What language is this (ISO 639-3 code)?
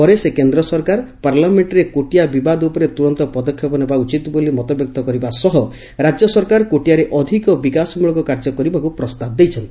ori